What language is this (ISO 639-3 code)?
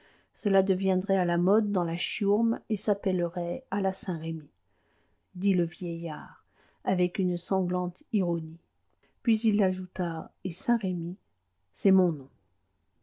fra